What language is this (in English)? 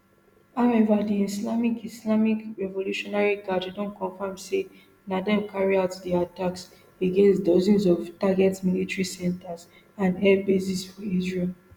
Nigerian Pidgin